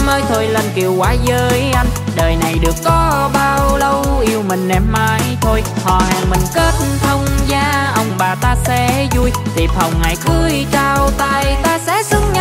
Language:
Vietnamese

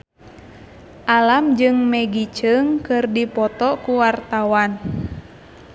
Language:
Sundanese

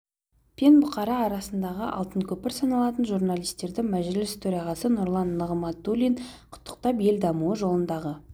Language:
Kazakh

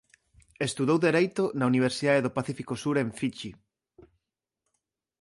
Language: Galician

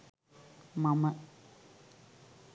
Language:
Sinhala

